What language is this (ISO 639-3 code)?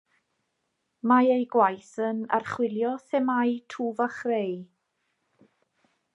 cym